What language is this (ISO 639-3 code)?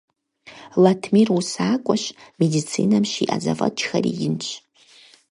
kbd